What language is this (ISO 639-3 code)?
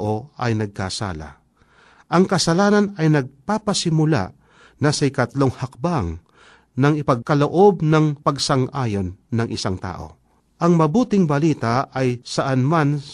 fil